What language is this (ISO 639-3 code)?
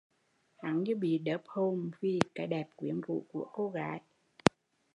vie